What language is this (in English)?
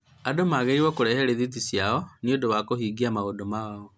Kikuyu